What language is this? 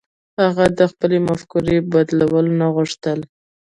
Pashto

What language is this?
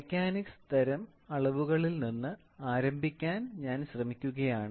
Malayalam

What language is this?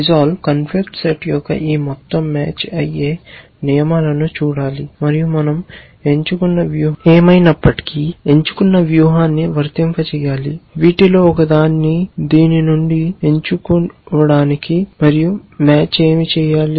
Telugu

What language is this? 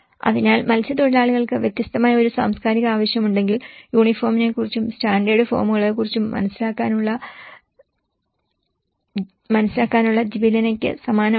Malayalam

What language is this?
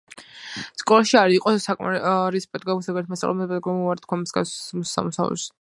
Georgian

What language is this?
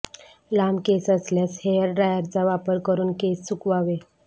Marathi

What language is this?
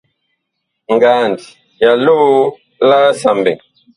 Bakoko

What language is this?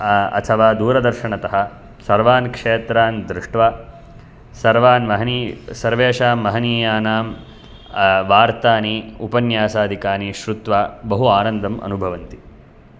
Sanskrit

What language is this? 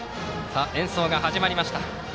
Japanese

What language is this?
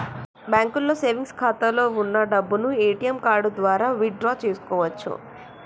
Telugu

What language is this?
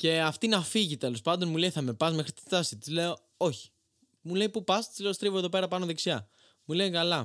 Greek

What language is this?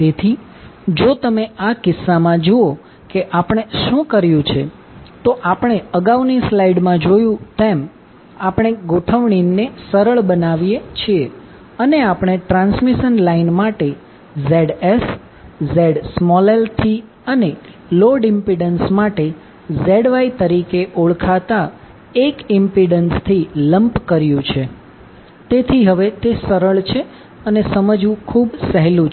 Gujarati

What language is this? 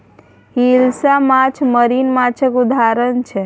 Maithili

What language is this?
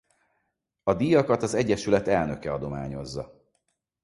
Hungarian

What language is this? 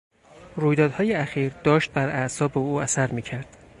Persian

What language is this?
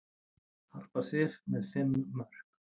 Icelandic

